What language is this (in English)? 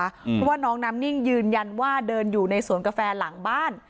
Thai